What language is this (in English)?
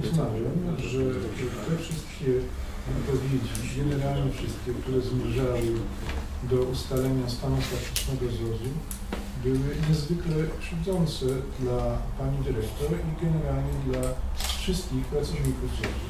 Polish